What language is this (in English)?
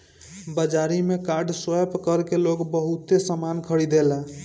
Bhojpuri